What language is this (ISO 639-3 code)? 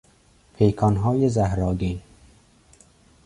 fas